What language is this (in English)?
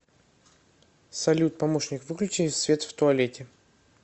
Russian